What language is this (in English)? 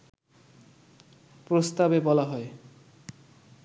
Bangla